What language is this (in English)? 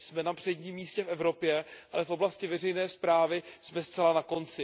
Czech